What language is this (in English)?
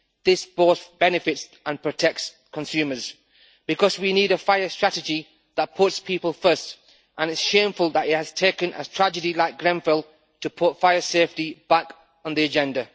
English